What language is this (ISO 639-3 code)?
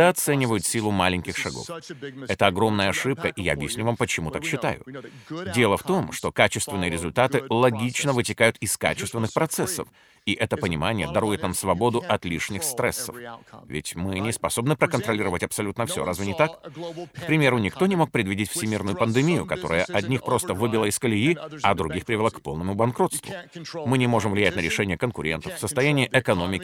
rus